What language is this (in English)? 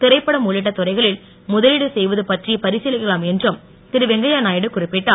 Tamil